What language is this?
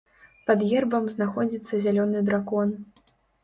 Belarusian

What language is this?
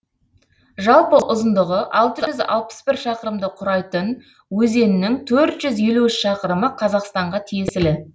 Kazakh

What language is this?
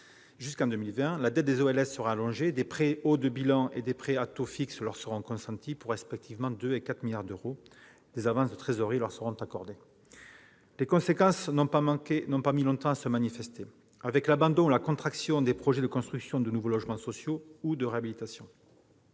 French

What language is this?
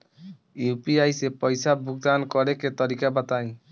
Bhojpuri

